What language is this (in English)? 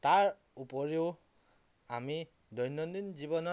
Assamese